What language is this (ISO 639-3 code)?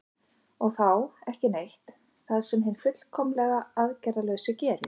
isl